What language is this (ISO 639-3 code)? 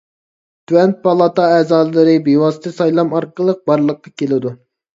uig